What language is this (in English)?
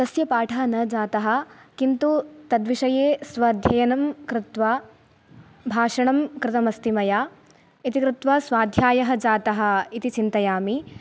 Sanskrit